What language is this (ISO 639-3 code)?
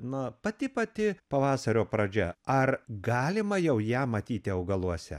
lit